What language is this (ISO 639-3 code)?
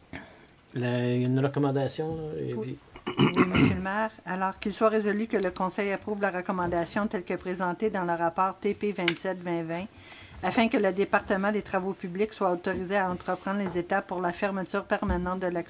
fra